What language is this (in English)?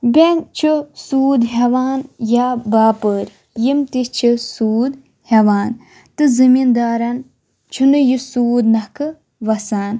Kashmiri